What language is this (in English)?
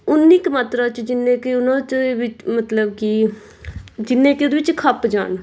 Punjabi